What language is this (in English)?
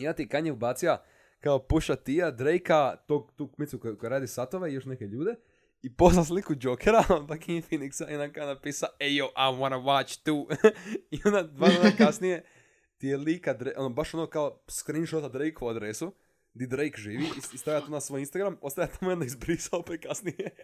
Croatian